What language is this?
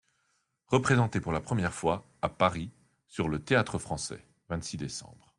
French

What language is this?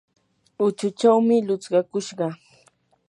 Yanahuanca Pasco Quechua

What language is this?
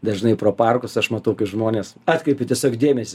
Lithuanian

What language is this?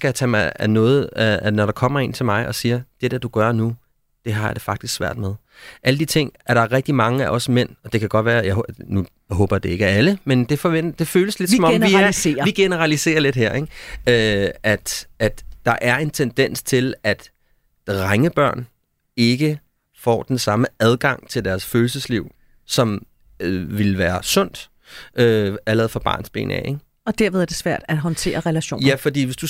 Danish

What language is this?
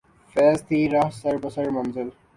Urdu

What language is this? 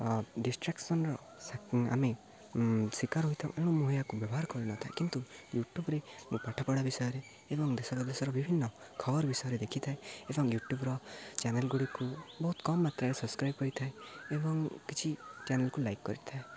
Odia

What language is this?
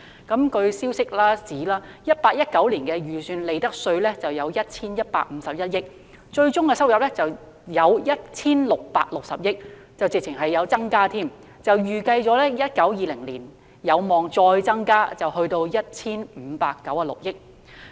Cantonese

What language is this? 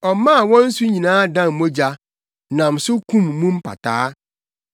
Akan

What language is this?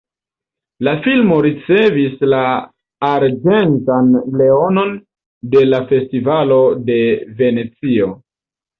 Esperanto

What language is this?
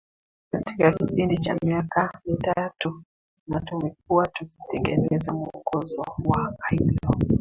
Swahili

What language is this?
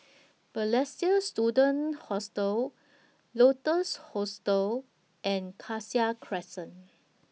English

